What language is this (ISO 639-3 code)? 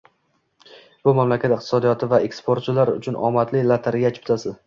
uzb